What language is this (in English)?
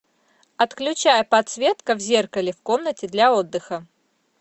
Russian